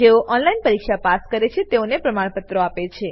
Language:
Gujarati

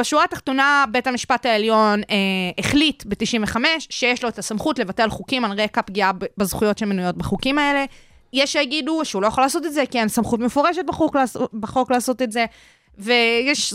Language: Hebrew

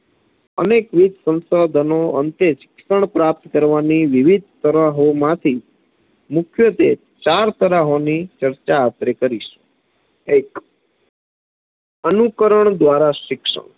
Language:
Gujarati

